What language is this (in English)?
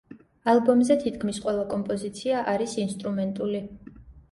Georgian